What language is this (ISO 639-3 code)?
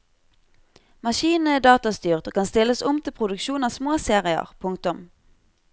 nor